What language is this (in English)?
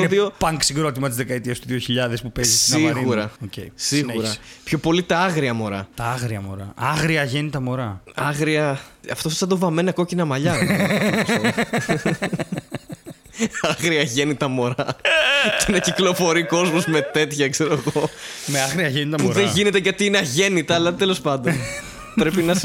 Greek